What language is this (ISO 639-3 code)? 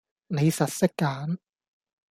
yue